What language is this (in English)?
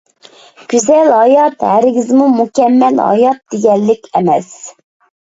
Uyghur